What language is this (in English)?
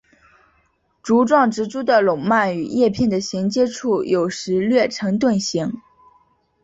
Chinese